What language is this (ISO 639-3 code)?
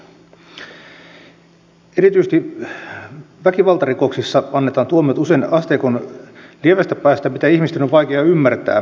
fin